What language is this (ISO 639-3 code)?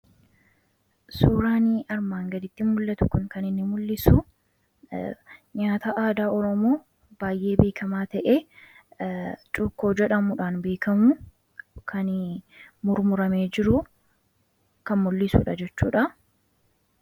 orm